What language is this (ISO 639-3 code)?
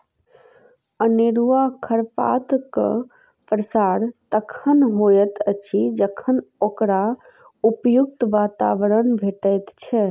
mai